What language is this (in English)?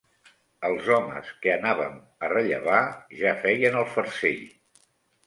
Catalan